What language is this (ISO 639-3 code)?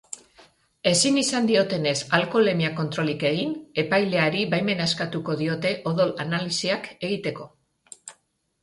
eus